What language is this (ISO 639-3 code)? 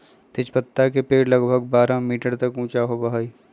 mag